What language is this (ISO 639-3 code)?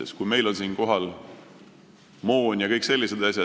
est